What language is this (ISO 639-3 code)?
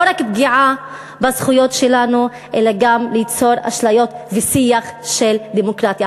heb